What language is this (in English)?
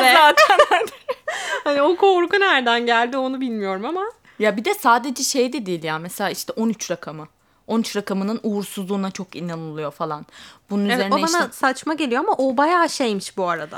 Turkish